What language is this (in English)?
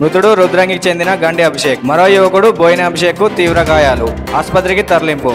Telugu